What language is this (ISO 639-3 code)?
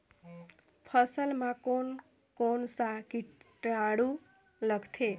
hne